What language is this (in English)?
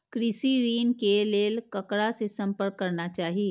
Maithili